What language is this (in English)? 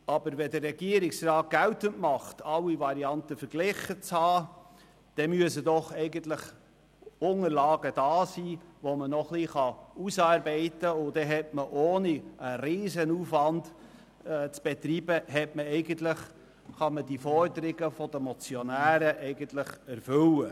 Swiss German